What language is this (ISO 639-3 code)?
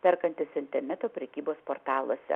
lit